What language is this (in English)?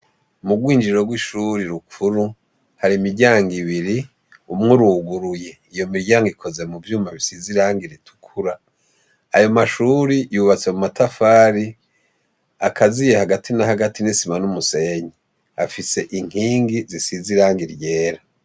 Rundi